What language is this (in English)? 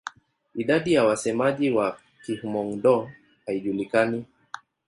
Swahili